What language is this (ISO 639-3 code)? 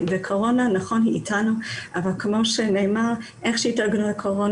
heb